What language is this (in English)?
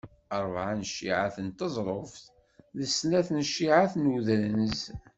Kabyle